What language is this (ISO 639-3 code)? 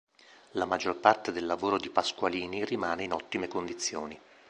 ita